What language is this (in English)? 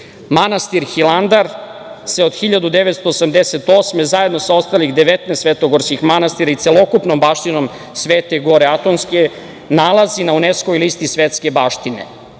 Serbian